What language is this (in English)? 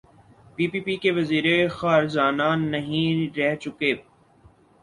Urdu